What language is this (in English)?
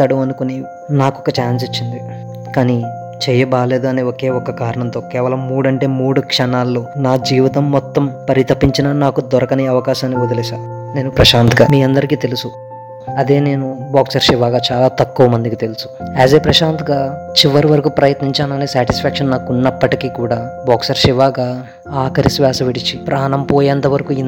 Telugu